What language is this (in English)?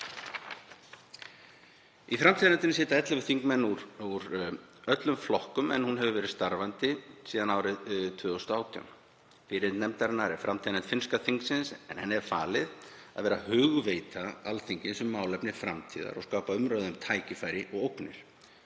Icelandic